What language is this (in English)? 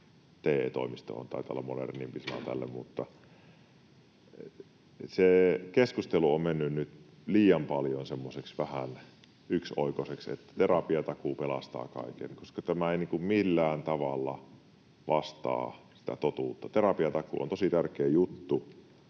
Finnish